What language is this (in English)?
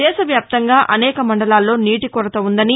Telugu